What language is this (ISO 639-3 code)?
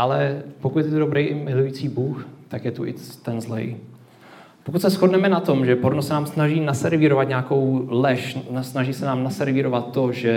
ces